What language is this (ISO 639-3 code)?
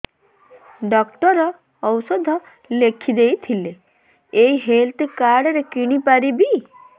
ori